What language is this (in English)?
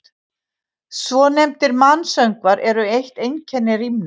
Icelandic